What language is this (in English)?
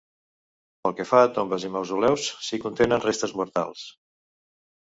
Catalan